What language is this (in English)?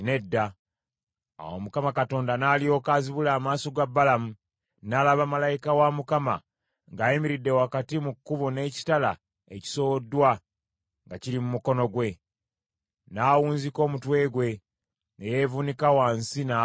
Ganda